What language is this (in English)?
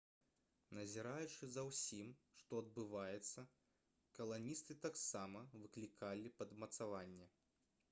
Belarusian